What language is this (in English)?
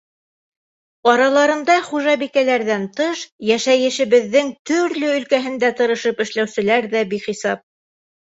Bashkir